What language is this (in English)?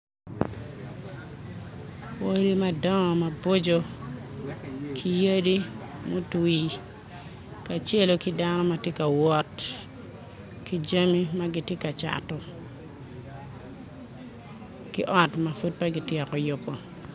Acoli